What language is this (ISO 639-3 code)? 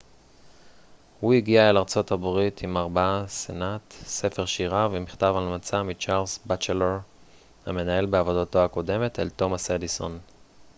heb